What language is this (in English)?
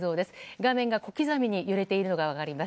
Japanese